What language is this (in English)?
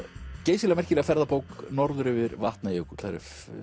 Icelandic